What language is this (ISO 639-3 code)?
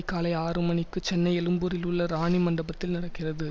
tam